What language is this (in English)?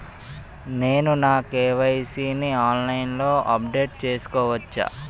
Telugu